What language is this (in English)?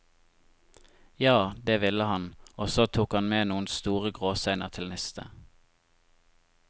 Norwegian